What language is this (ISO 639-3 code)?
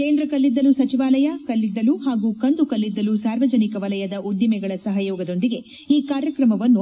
kan